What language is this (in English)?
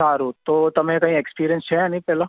Gujarati